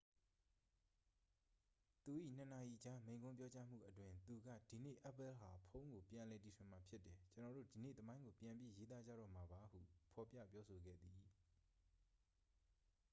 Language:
Burmese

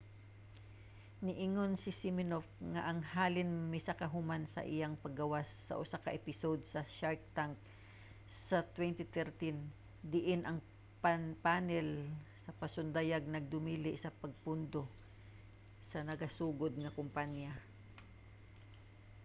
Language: Cebuano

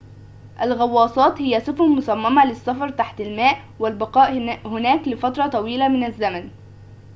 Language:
Arabic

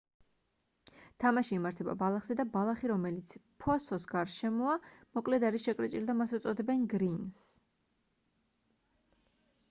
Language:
Georgian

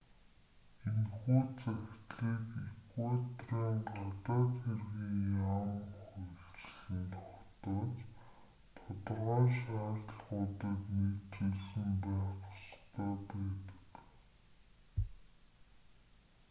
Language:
Mongolian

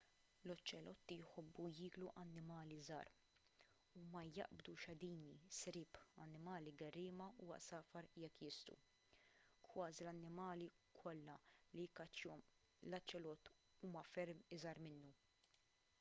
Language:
Maltese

